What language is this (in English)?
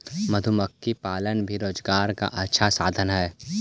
Magahi